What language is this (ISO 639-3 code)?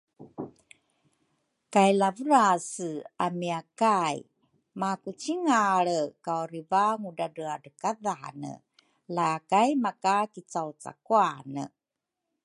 dru